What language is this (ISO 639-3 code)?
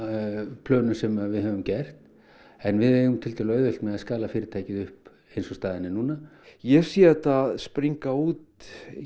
isl